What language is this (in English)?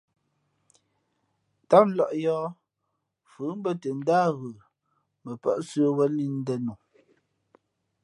Fe'fe'